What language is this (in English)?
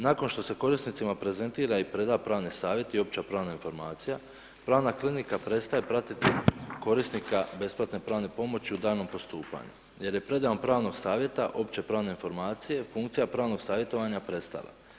Croatian